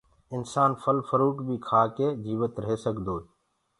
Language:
Gurgula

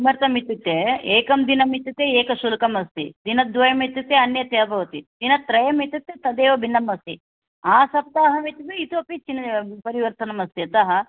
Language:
Sanskrit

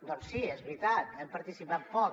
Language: Catalan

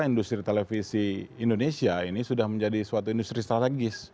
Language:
Indonesian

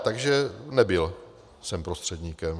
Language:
Czech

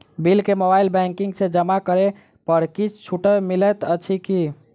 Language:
Maithili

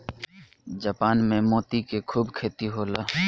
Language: Bhojpuri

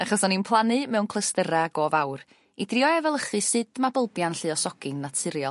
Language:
Welsh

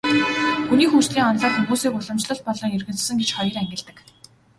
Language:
Mongolian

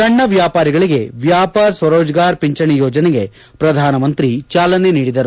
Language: Kannada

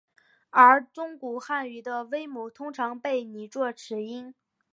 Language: Chinese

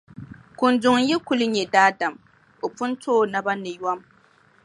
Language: Dagbani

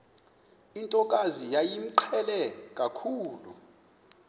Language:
Xhosa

